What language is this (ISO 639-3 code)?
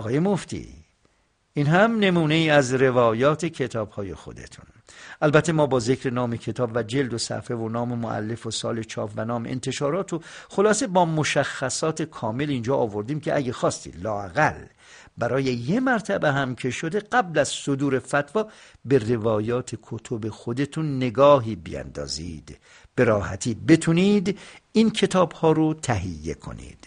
fas